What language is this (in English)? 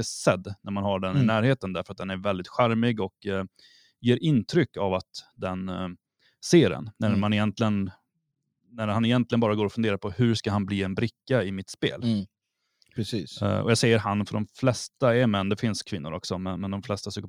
Swedish